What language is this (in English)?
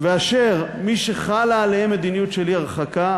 Hebrew